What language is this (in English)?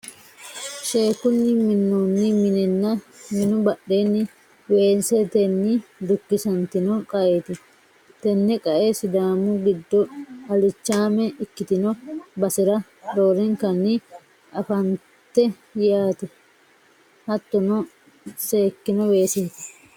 Sidamo